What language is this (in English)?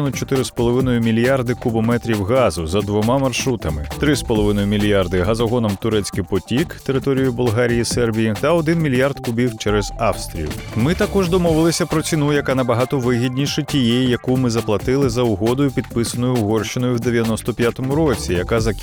Ukrainian